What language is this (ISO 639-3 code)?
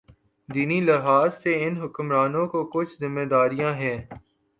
urd